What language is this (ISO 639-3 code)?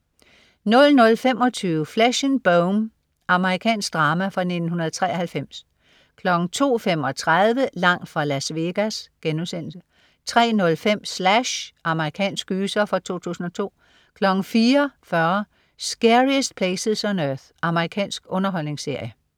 dan